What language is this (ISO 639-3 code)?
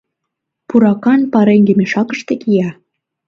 chm